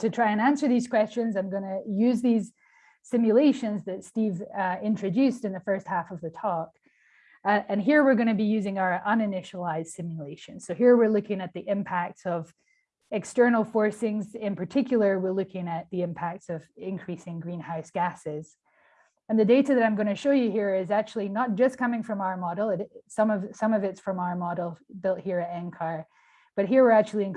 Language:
English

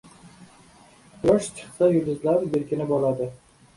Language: Uzbek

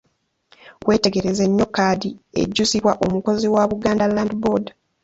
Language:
Ganda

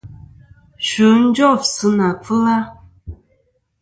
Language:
Kom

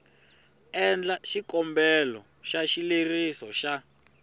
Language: Tsonga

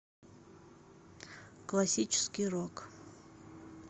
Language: Russian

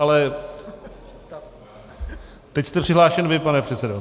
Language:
Czech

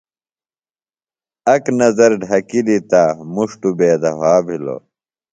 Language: Phalura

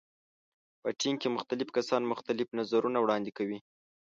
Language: Pashto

